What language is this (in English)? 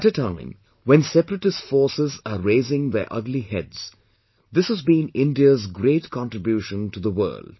English